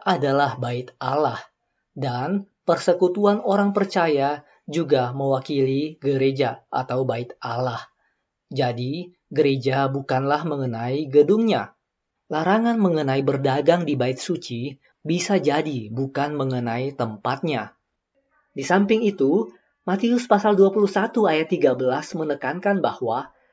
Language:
Indonesian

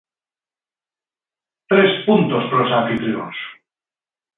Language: Galician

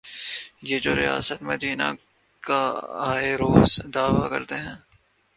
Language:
Urdu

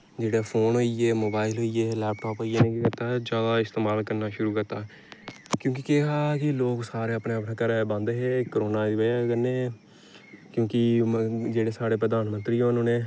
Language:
Dogri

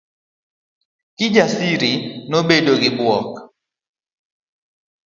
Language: Luo (Kenya and Tanzania)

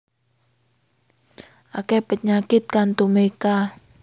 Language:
Javanese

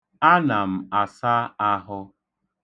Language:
Igbo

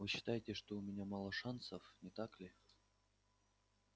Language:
Russian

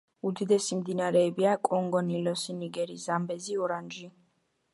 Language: Georgian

